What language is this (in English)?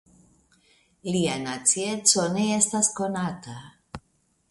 Esperanto